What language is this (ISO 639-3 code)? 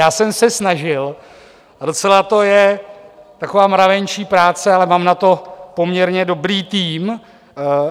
ces